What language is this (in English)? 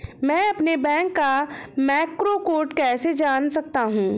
Hindi